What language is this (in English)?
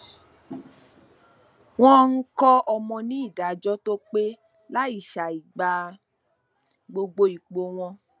Yoruba